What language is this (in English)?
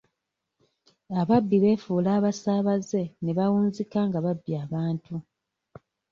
Ganda